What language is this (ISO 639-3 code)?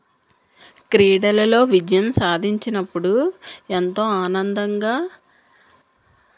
tel